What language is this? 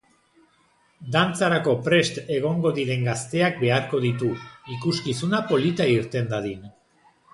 Basque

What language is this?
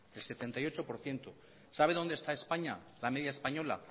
Spanish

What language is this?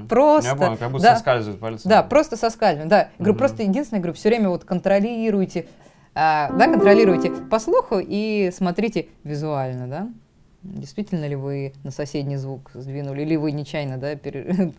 Russian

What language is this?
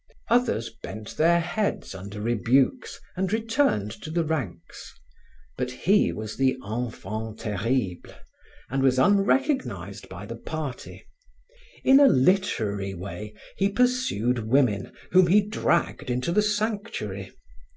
English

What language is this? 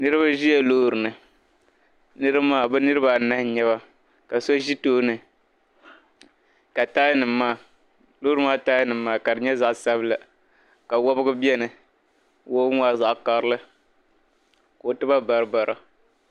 Dagbani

